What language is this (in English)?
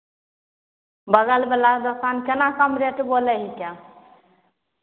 Maithili